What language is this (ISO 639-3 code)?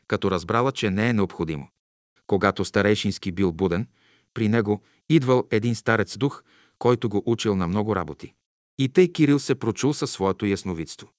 bul